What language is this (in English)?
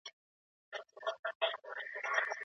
Pashto